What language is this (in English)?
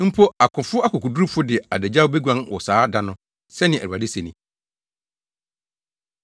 Akan